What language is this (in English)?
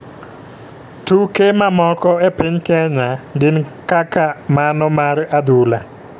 Luo (Kenya and Tanzania)